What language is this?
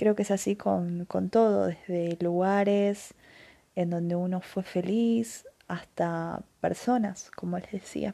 Spanish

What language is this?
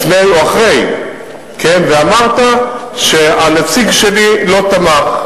Hebrew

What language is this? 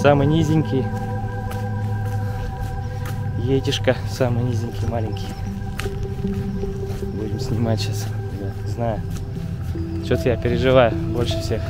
Russian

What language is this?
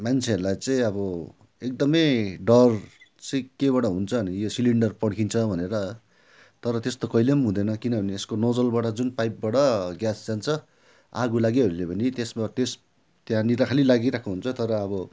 Nepali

